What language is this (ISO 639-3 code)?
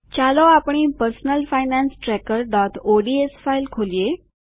guj